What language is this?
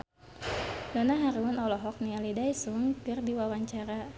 Sundanese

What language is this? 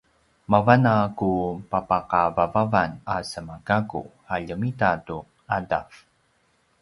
Paiwan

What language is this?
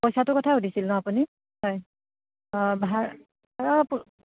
Assamese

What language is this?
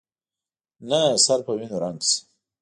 Pashto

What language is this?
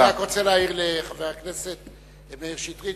Hebrew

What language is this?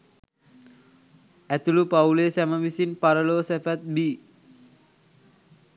Sinhala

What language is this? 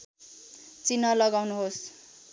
Nepali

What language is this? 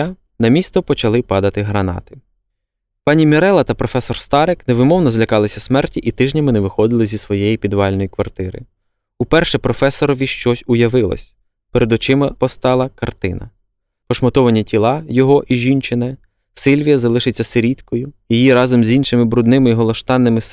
Ukrainian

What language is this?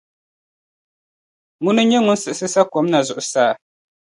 Dagbani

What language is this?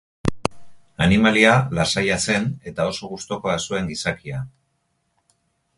Basque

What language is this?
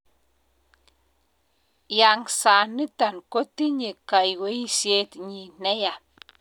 Kalenjin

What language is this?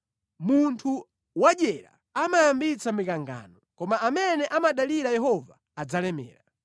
Nyanja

